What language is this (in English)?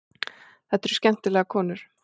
Icelandic